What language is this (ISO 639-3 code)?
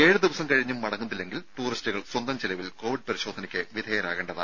mal